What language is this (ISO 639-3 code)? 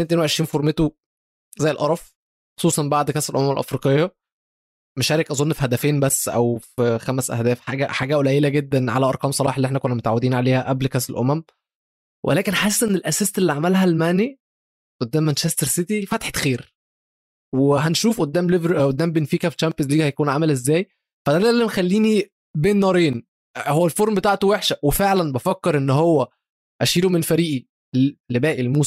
ara